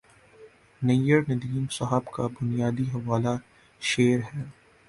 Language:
Urdu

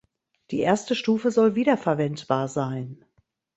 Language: German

